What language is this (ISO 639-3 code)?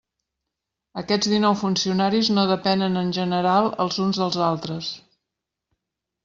cat